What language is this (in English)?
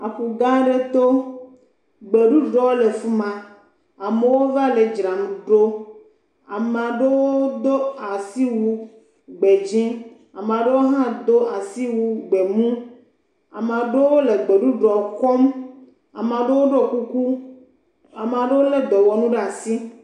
Ewe